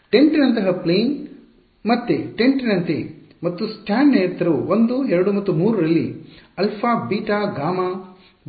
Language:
Kannada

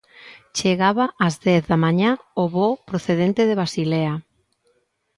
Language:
Galician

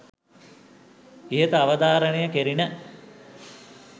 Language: Sinhala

